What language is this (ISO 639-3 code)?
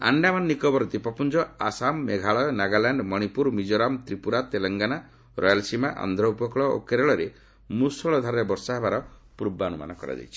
ori